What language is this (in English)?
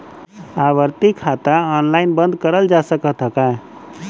Bhojpuri